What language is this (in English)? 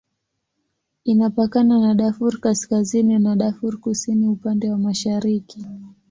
Swahili